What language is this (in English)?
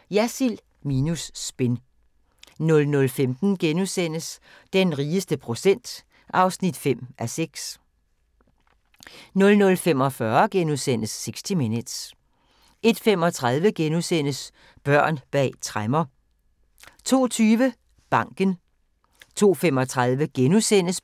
Danish